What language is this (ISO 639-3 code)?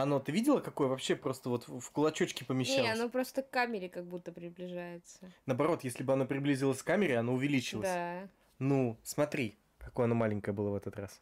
rus